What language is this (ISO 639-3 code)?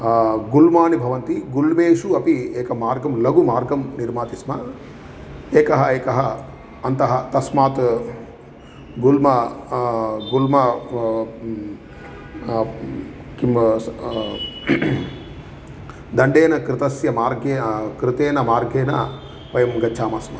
san